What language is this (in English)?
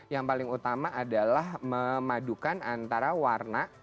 Indonesian